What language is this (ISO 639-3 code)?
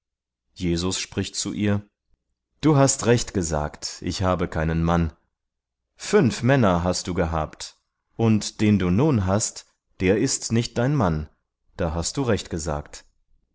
deu